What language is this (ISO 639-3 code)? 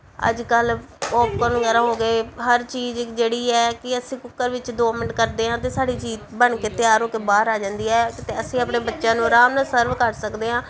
pan